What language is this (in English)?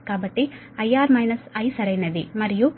Telugu